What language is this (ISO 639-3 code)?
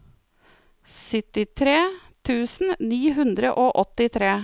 nor